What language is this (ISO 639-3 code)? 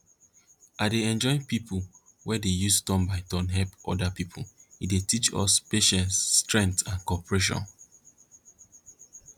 pcm